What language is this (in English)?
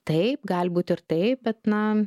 Lithuanian